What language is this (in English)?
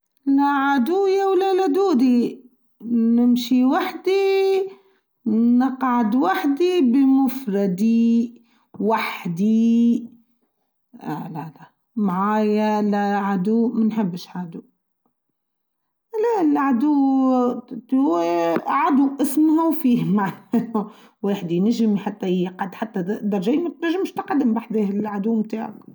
Tunisian Arabic